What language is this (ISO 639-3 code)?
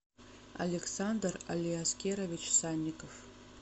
rus